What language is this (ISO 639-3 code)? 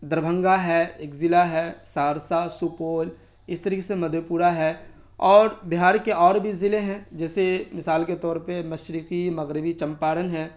urd